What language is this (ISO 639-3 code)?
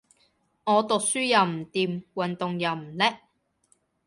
yue